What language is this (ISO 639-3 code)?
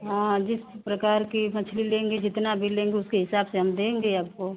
hin